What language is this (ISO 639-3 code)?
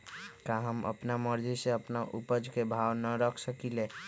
mag